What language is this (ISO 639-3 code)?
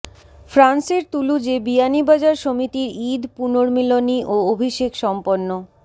ben